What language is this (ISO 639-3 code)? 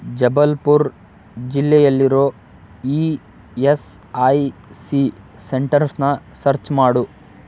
kan